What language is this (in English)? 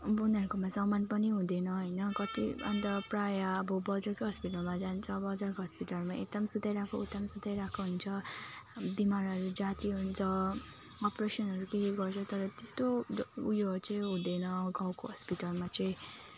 Nepali